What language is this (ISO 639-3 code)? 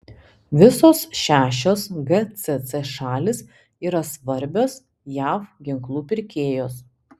lit